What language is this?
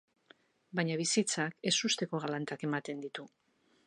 Basque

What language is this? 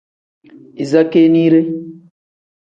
Tem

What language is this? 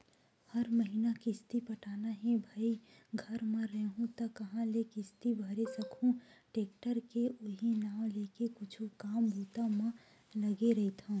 Chhattisgarhi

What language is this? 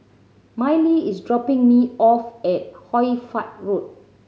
English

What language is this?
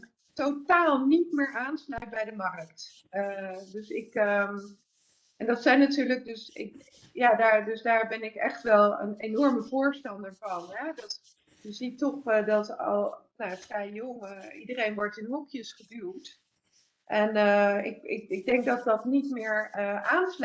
Dutch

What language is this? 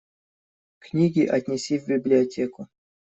Russian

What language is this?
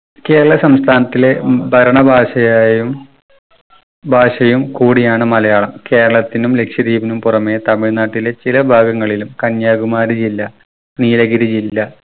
Malayalam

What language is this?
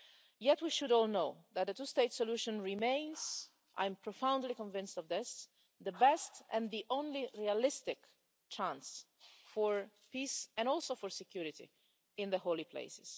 English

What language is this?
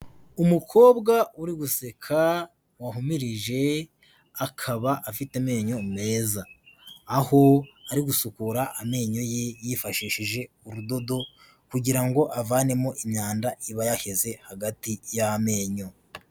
Kinyarwanda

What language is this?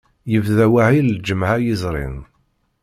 Kabyle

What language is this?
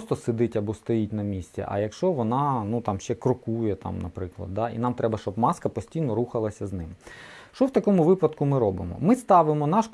Ukrainian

